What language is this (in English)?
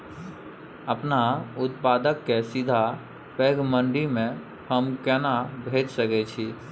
Maithili